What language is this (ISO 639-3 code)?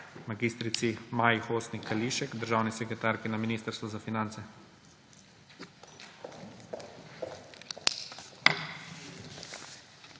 slv